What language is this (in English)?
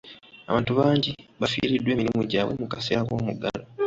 Ganda